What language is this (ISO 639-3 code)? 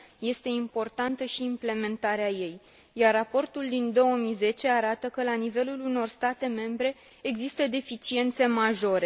ron